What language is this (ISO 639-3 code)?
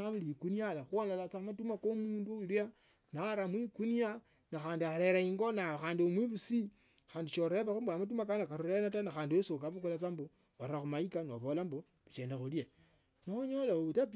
lto